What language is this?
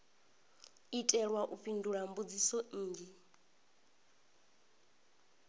Venda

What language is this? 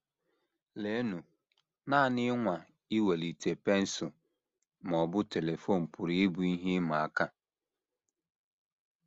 Igbo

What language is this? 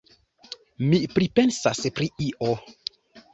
Esperanto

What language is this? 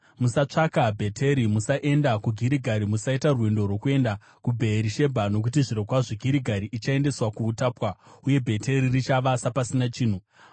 Shona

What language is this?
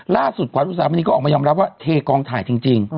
Thai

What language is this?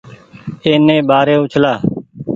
Goaria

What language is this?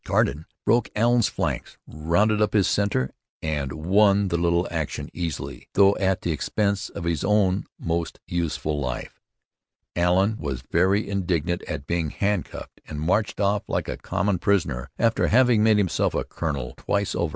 English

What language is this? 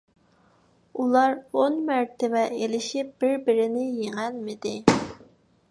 Uyghur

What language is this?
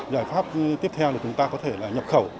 Vietnamese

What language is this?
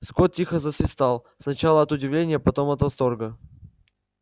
Russian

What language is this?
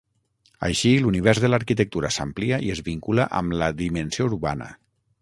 Catalan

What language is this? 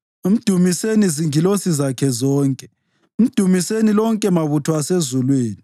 North Ndebele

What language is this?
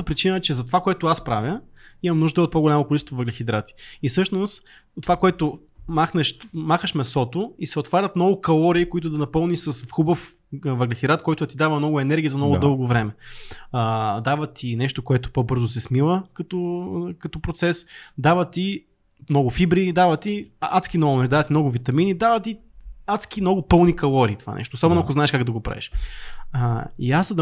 Bulgarian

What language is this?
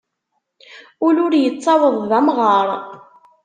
Kabyle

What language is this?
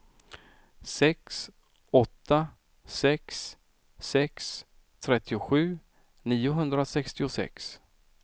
Swedish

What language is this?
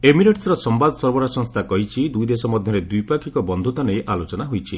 Odia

